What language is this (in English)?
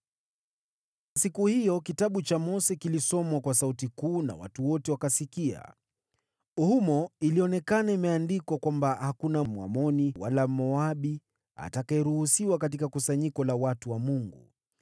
Swahili